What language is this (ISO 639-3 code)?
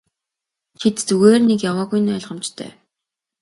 mon